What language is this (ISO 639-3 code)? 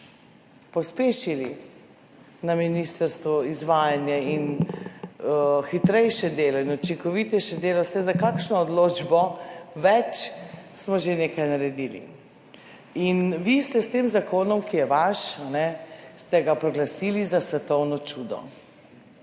slv